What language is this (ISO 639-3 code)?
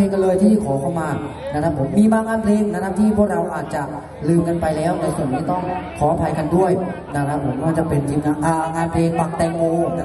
tha